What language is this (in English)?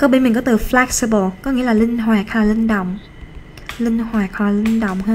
Vietnamese